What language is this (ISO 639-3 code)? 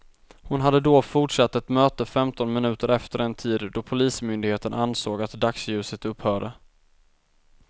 swe